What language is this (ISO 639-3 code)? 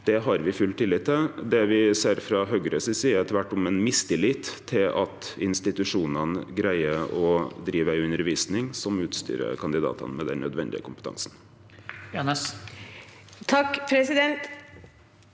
nor